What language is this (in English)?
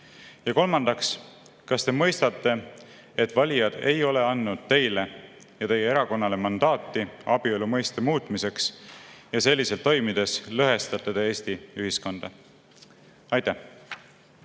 Estonian